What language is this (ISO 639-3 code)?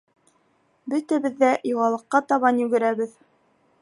bak